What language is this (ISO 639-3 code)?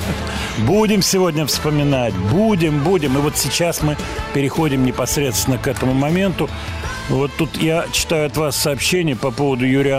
rus